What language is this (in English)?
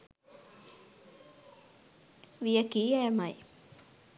Sinhala